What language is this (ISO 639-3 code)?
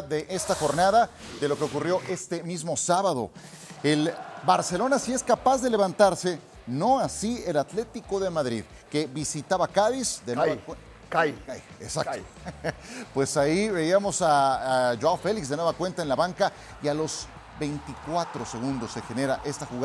spa